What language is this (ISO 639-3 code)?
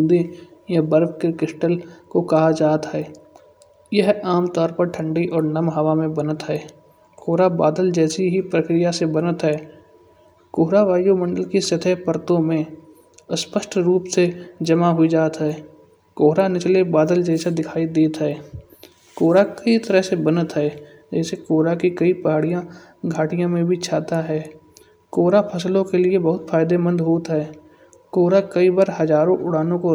bjj